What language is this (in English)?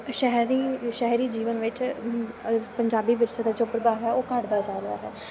Punjabi